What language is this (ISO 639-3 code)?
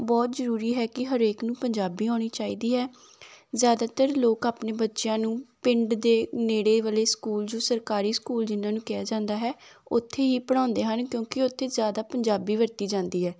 pan